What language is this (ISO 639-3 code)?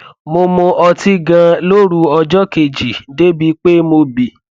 yor